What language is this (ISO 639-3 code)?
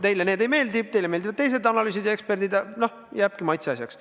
est